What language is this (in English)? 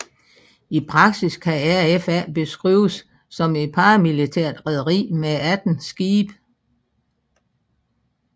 Danish